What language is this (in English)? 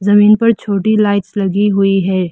Hindi